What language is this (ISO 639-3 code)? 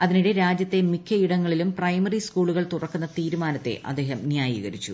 mal